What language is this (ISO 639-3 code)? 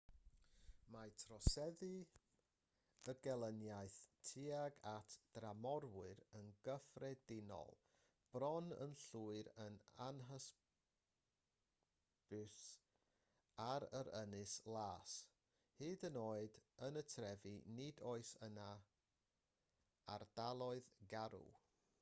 cym